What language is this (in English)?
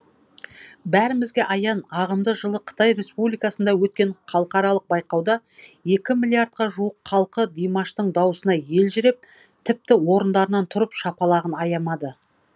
Kazakh